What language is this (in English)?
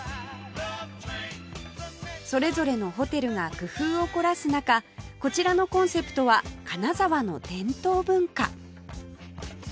Japanese